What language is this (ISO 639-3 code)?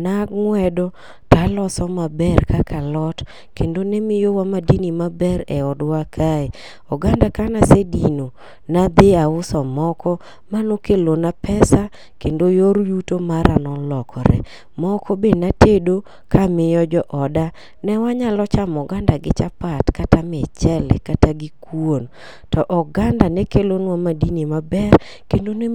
luo